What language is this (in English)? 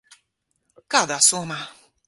Latvian